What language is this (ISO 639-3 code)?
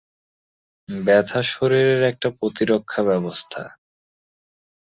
ben